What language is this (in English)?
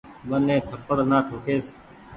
Goaria